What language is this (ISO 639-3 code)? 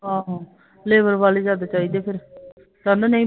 pan